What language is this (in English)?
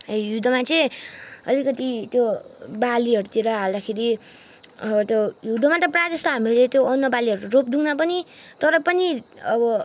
Nepali